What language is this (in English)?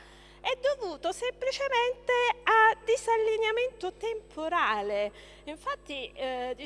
Italian